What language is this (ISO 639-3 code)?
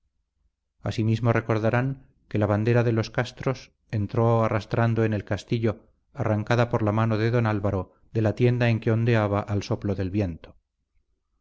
spa